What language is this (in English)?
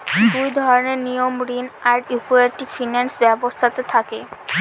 Bangla